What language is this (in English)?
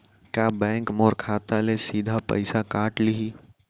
Chhattisgarhi